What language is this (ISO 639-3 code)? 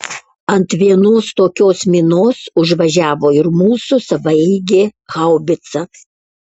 lit